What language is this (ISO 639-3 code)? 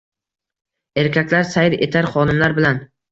uzb